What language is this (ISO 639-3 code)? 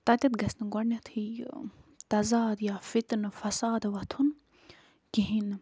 kas